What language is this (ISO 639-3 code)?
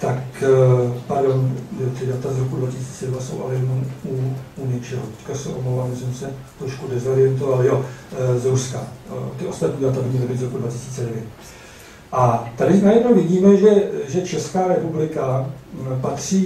ces